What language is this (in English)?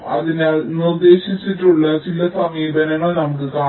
Malayalam